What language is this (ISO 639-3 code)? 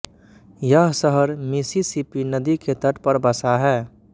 hin